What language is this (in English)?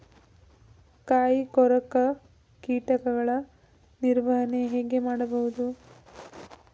Kannada